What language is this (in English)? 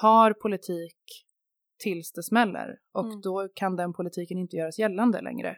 Swedish